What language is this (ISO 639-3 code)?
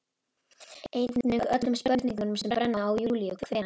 isl